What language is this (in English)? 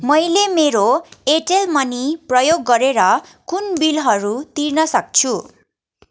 Nepali